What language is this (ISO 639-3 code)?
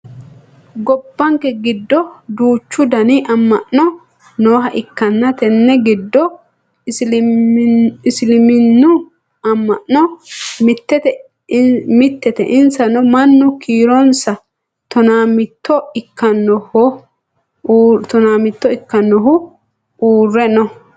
sid